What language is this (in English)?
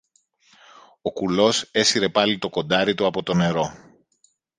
Greek